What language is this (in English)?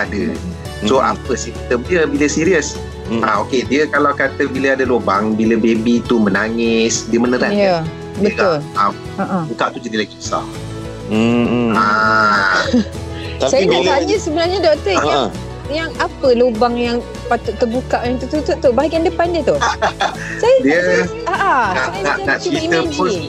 Malay